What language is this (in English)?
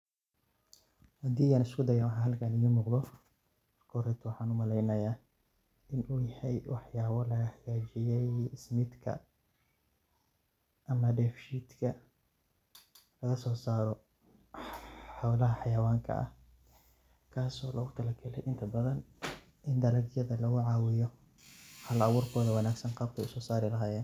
Somali